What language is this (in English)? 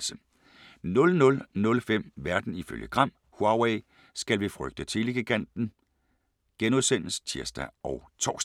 Danish